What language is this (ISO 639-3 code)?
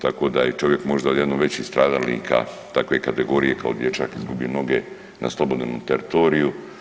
hrv